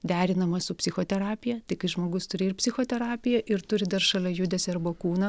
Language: Lithuanian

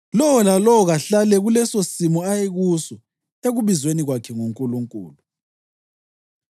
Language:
North Ndebele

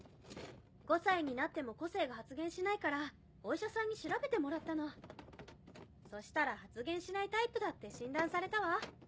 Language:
Japanese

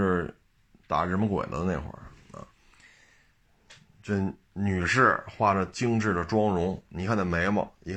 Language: Chinese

